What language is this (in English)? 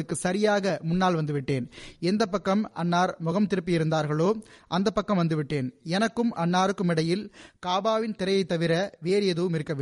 Tamil